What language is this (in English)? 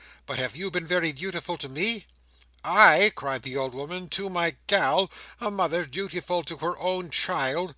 English